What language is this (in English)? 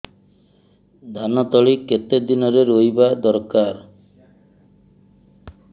Odia